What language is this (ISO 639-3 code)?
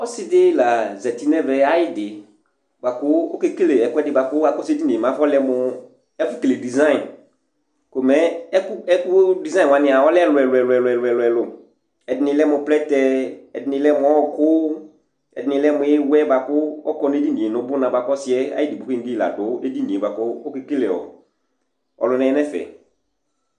kpo